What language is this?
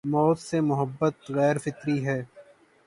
Urdu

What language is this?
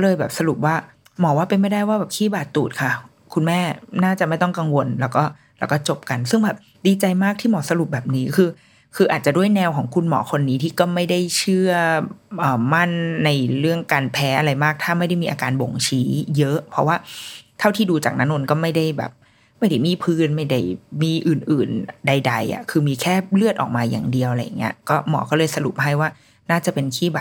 Thai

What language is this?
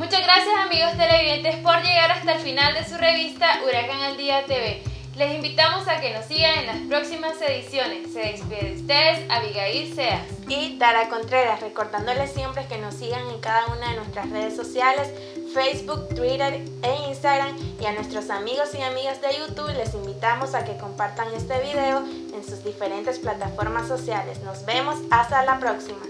Spanish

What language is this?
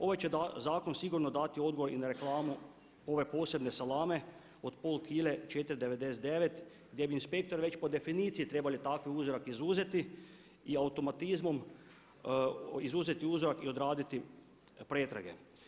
Croatian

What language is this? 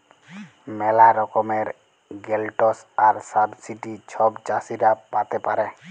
Bangla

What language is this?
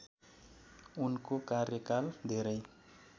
Nepali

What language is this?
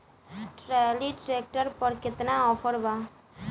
Bhojpuri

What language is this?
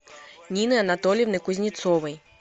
Russian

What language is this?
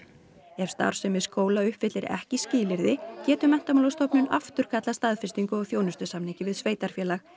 Icelandic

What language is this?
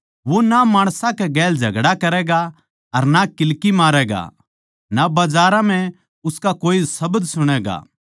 Haryanvi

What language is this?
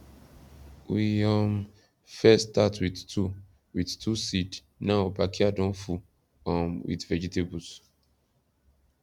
Nigerian Pidgin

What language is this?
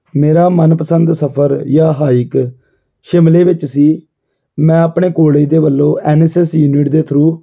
Punjabi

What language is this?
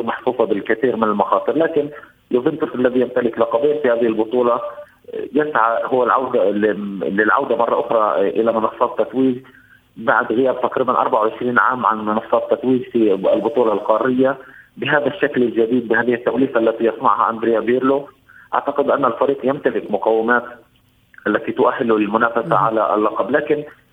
Arabic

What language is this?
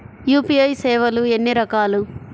Telugu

